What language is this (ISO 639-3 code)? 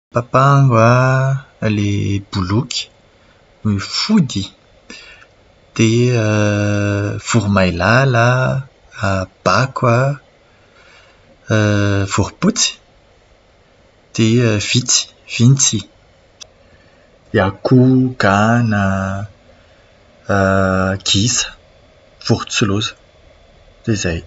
mlg